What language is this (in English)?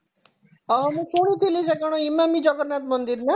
Odia